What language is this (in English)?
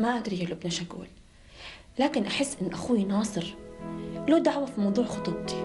Arabic